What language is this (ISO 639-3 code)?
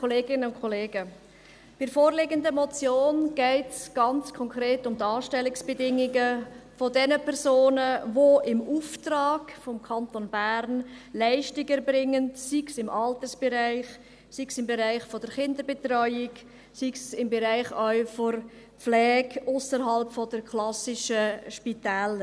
gsw